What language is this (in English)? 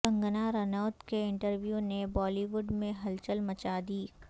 Urdu